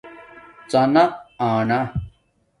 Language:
Domaaki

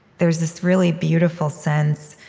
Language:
English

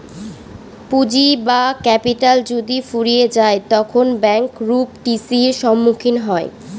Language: Bangla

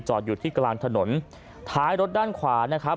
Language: Thai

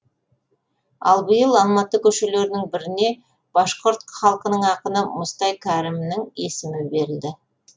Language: Kazakh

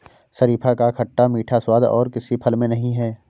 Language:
Hindi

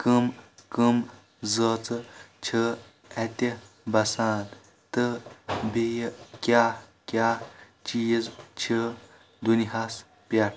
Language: Kashmiri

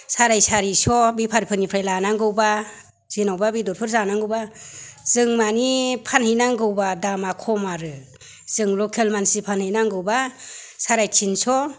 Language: Bodo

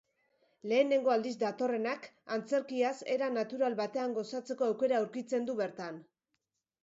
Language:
Basque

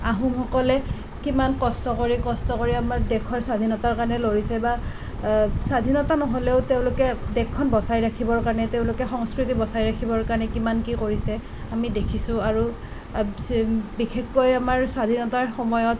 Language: Assamese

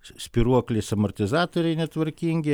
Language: Lithuanian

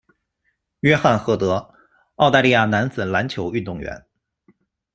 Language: Chinese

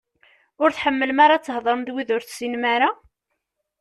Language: Kabyle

